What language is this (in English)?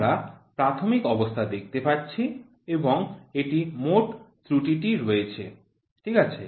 Bangla